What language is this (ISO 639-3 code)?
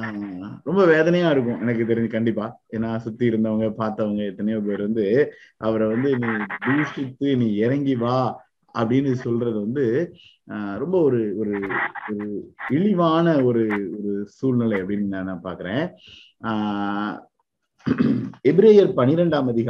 tam